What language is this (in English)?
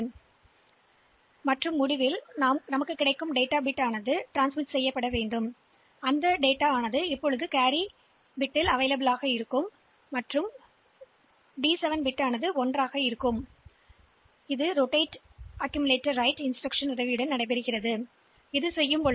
Tamil